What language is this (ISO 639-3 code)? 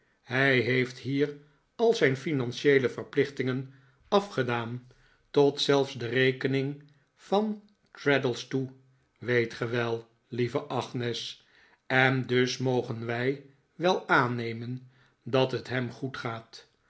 nld